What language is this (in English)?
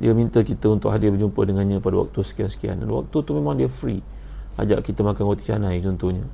Malay